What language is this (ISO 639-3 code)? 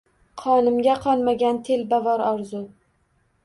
uzb